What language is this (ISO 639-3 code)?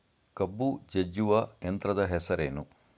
kan